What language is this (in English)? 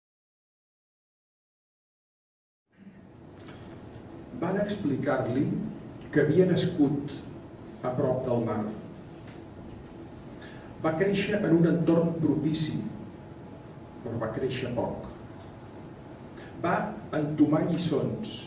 Catalan